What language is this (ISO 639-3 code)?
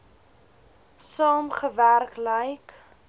afr